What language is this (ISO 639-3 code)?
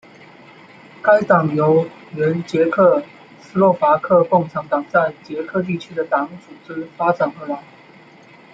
zho